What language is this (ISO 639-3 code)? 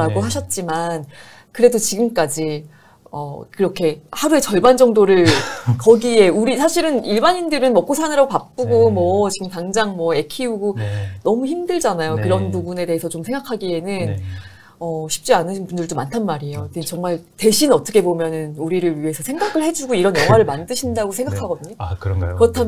kor